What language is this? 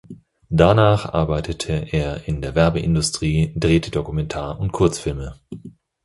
German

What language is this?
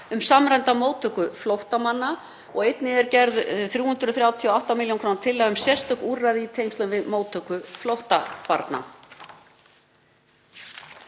Icelandic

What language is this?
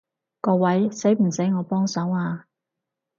Cantonese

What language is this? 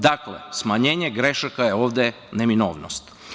Serbian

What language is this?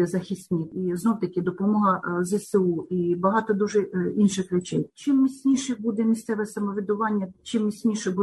Ukrainian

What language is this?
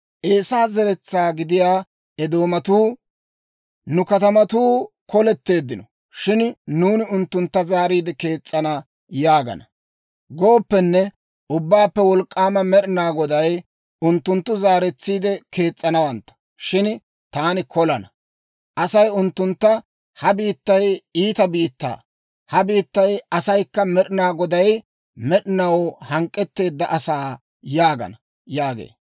Dawro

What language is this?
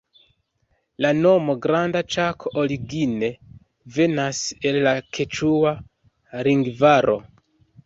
Esperanto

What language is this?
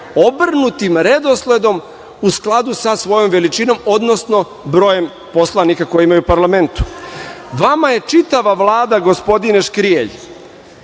Serbian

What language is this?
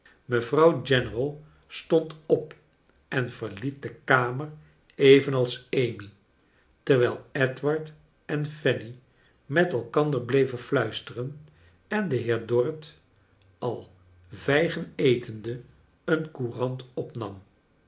Dutch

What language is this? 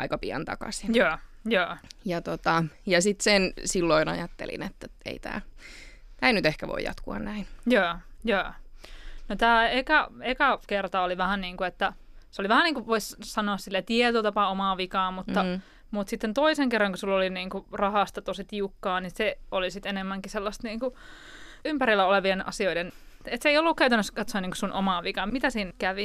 Finnish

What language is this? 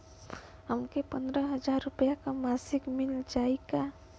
Bhojpuri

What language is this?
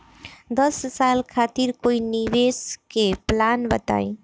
Bhojpuri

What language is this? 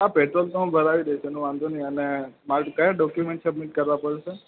Gujarati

